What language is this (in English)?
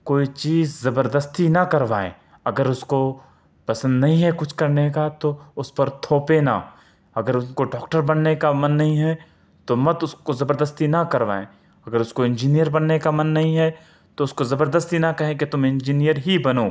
Urdu